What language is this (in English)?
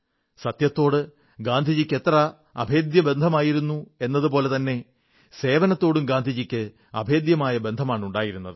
Malayalam